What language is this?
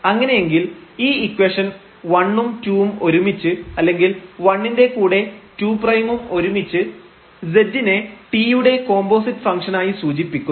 Malayalam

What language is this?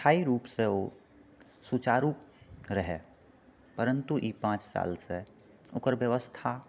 Maithili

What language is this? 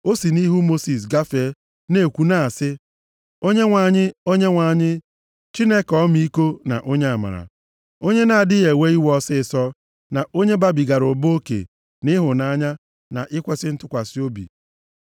Igbo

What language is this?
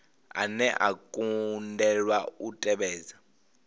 Venda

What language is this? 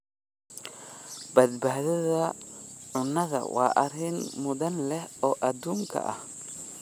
Somali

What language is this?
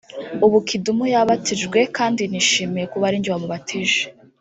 Kinyarwanda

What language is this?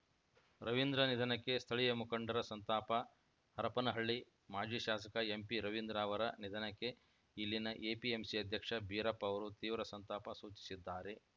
Kannada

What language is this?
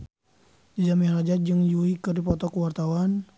Sundanese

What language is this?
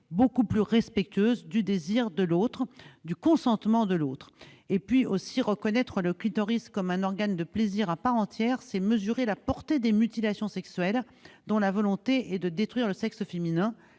French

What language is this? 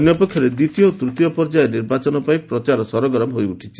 Odia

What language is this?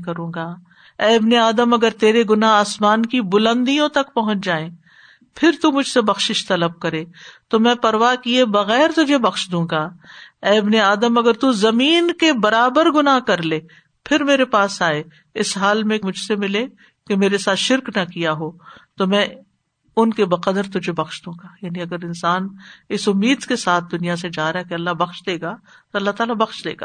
Urdu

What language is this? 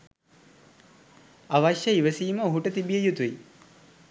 Sinhala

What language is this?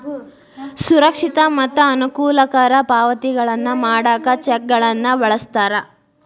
Kannada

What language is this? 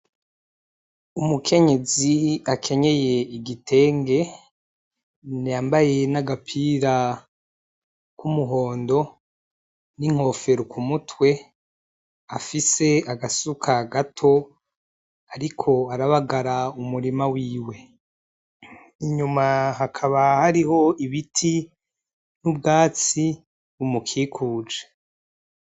Rundi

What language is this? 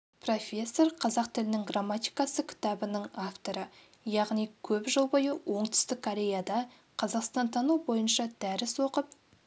Kazakh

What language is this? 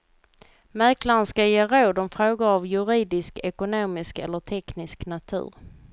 Swedish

